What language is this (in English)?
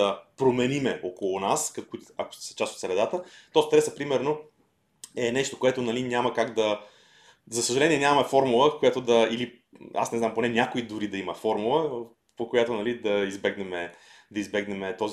Bulgarian